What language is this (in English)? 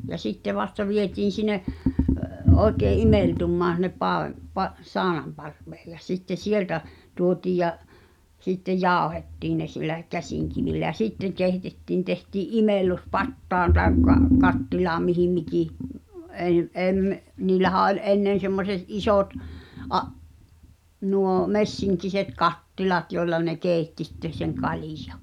Finnish